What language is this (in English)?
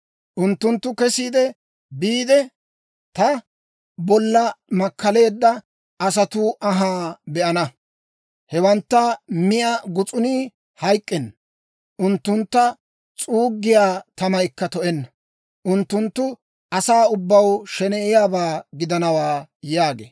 Dawro